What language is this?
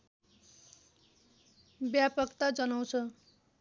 Nepali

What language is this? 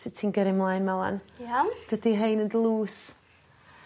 Welsh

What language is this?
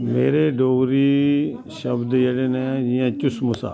Dogri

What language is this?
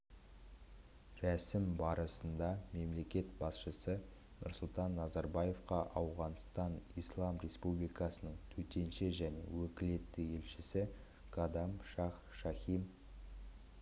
Kazakh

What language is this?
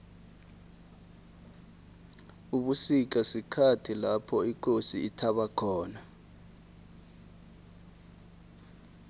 South Ndebele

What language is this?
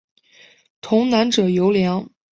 Chinese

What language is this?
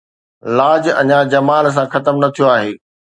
Sindhi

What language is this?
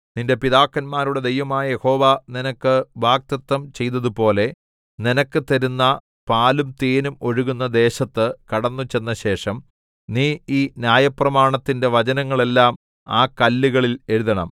Malayalam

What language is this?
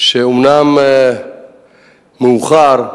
Hebrew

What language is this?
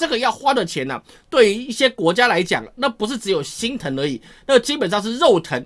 Chinese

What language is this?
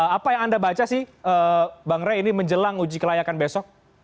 Indonesian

